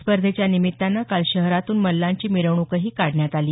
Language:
Marathi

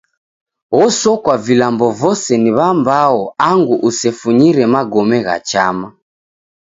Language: Taita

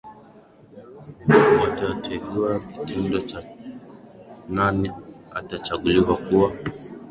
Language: Swahili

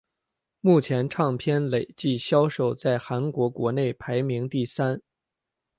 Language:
Chinese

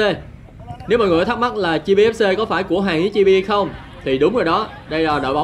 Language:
Vietnamese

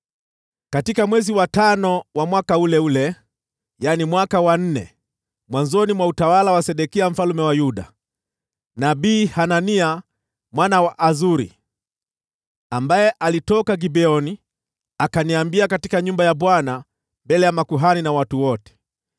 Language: Swahili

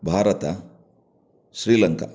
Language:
Kannada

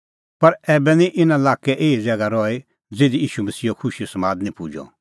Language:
Kullu Pahari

